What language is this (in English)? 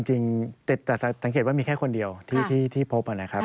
Thai